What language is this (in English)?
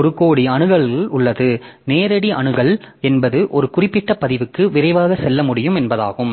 Tamil